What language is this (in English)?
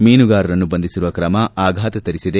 Kannada